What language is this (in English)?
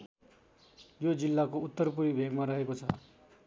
Nepali